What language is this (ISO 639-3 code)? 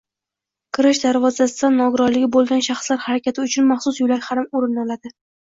uzb